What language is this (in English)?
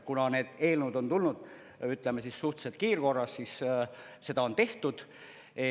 Estonian